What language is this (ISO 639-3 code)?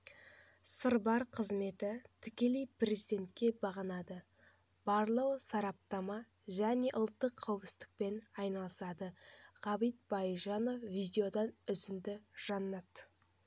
kaz